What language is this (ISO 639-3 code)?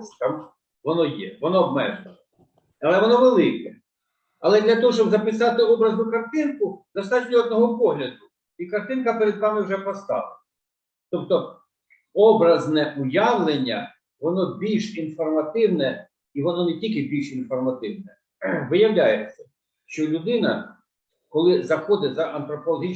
ukr